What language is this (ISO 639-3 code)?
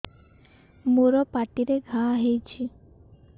ori